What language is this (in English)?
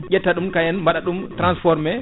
Fula